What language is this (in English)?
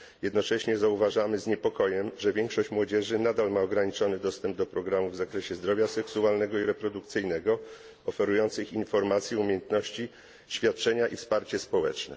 Polish